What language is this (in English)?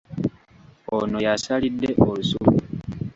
Ganda